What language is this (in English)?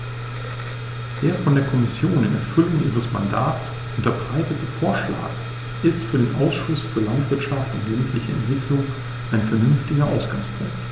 German